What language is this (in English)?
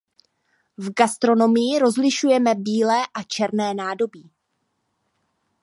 Czech